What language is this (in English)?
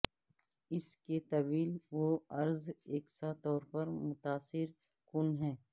Urdu